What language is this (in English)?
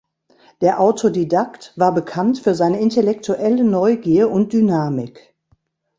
German